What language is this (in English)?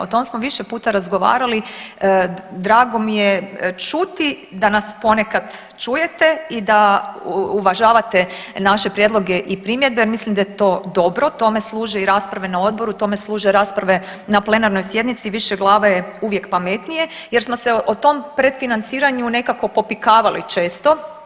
Croatian